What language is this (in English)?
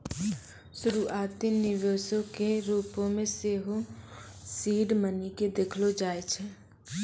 Maithili